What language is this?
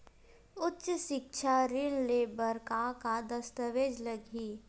Chhattisgarhi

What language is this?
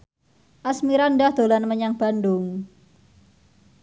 Javanese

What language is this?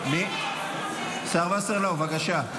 Hebrew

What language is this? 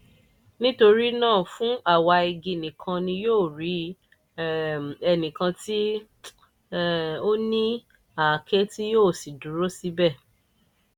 Yoruba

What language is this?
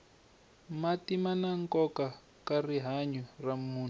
Tsonga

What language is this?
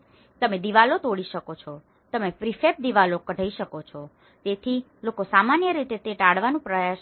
Gujarati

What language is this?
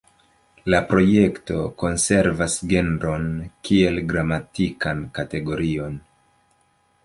Esperanto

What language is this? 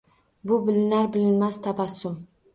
Uzbek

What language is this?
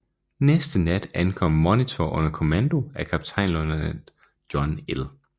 Danish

